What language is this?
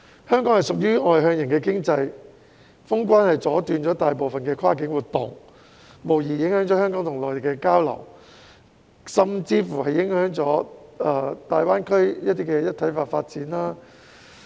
Cantonese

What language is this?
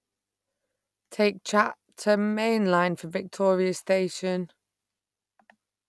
English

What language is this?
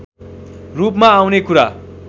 Nepali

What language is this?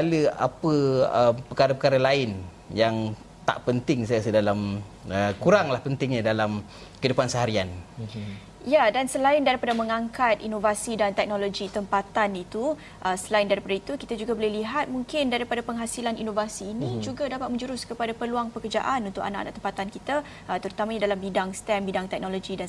Malay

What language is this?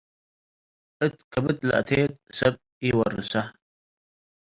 Tigre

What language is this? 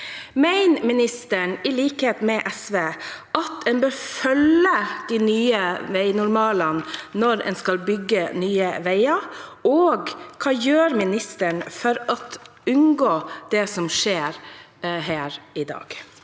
Norwegian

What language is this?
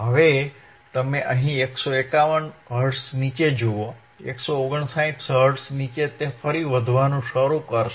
Gujarati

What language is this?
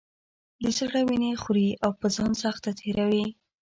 Pashto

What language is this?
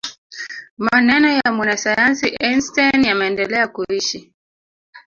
Swahili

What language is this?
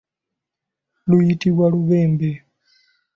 Ganda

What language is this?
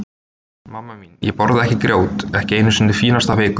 Icelandic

